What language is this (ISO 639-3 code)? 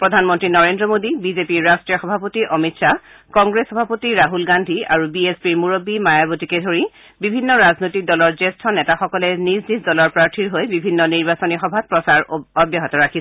asm